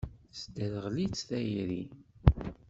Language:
Kabyle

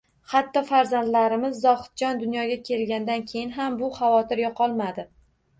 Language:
Uzbek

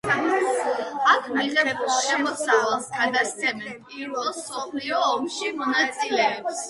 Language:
Georgian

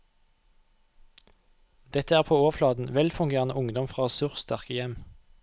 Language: Norwegian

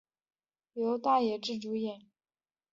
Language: Chinese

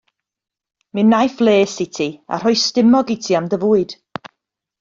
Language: Welsh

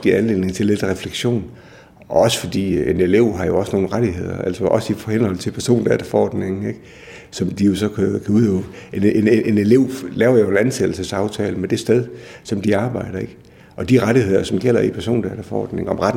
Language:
Danish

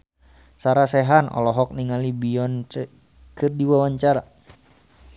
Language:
Sundanese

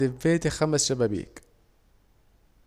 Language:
Saidi Arabic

